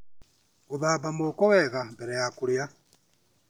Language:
Kikuyu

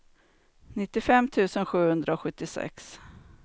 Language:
Swedish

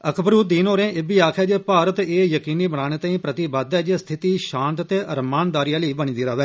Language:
Dogri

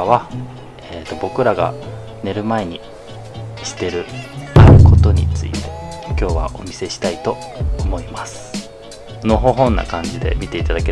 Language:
Japanese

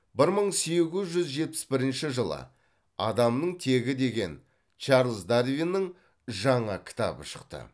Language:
Kazakh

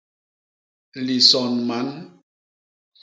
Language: Basaa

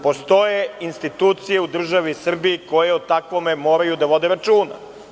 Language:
Serbian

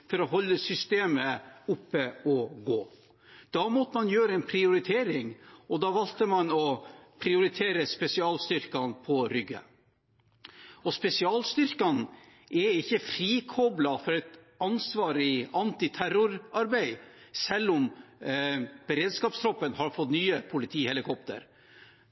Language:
Norwegian Bokmål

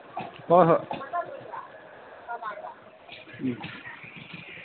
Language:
Manipuri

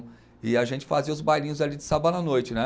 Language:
Portuguese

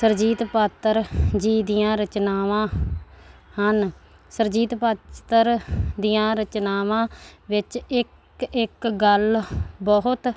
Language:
Punjabi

